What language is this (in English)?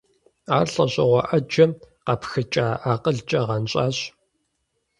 Kabardian